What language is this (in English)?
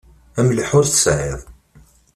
Kabyle